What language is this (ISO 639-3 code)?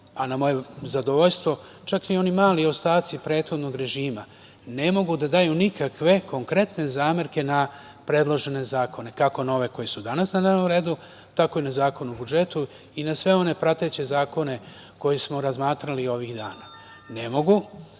srp